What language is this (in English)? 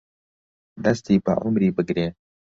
Central Kurdish